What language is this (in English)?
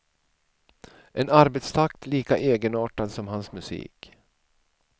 Swedish